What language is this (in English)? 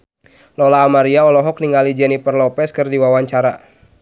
Sundanese